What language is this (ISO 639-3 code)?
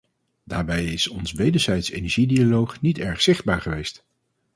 nld